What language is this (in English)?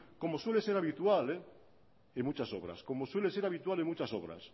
Spanish